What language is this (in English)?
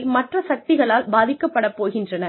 Tamil